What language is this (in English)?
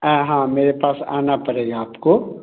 Hindi